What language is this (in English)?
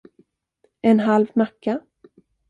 Swedish